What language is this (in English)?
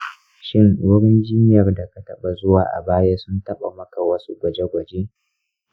Hausa